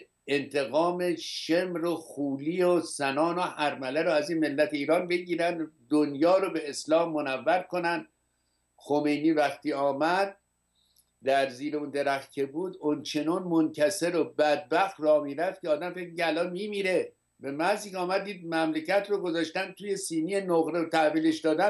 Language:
Persian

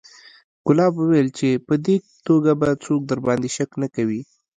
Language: Pashto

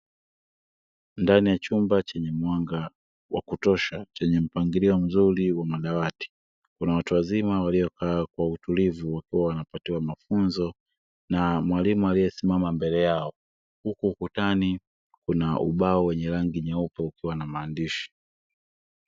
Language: Swahili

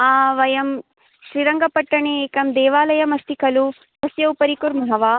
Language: Sanskrit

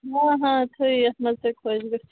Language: Kashmiri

